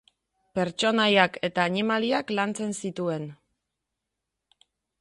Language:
Basque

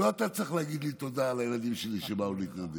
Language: Hebrew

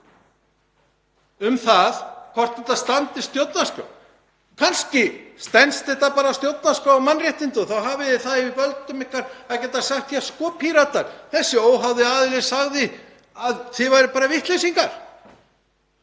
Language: Icelandic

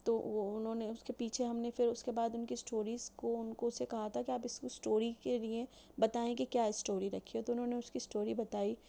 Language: Urdu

